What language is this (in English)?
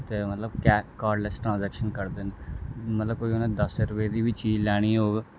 Dogri